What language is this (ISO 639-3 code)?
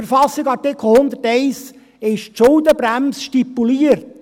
gsw